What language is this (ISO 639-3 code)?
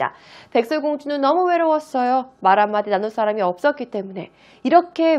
kor